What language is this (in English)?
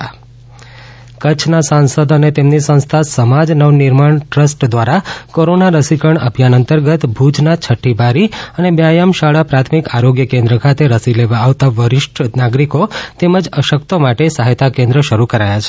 Gujarati